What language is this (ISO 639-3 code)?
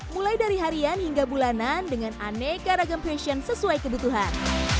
ind